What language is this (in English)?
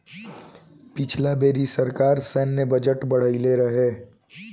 Bhojpuri